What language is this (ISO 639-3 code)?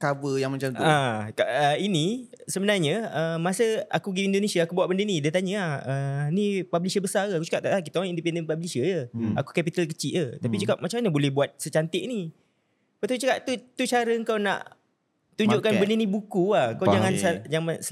msa